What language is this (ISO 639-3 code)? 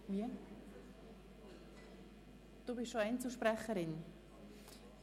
gsw